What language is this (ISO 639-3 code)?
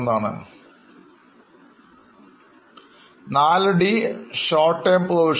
mal